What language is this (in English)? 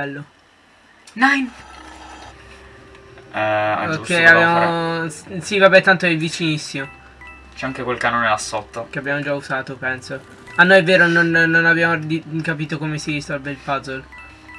Italian